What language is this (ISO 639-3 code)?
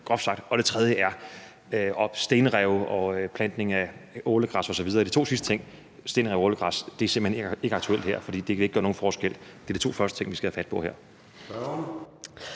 dan